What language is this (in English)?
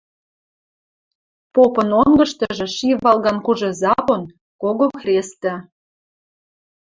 Western Mari